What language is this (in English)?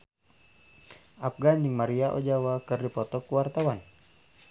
Sundanese